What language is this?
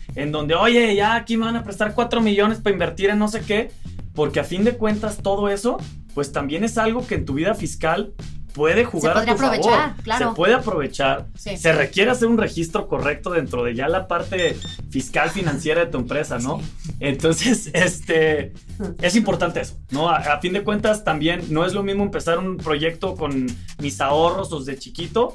Spanish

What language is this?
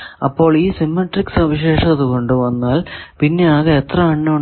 Malayalam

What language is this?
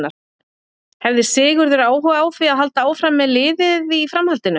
Icelandic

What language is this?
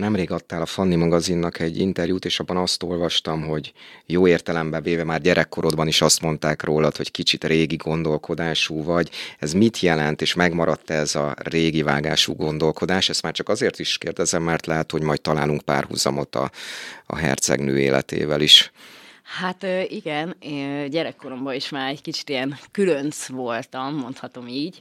Hungarian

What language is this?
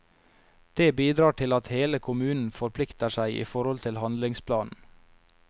Norwegian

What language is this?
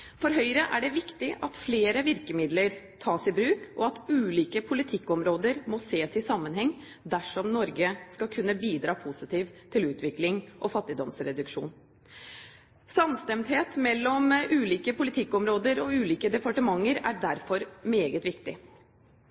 Norwegian Bokmål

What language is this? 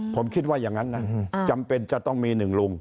Thai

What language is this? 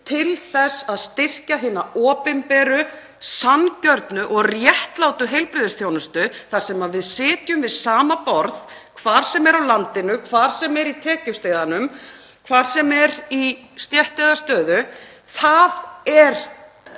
Icelandic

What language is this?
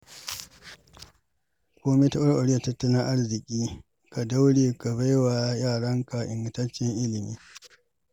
Hausa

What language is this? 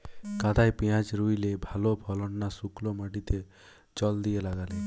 Bangla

